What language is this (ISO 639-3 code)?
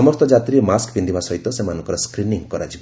ori